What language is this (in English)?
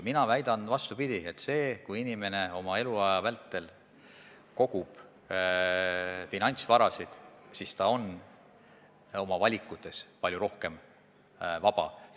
Estonian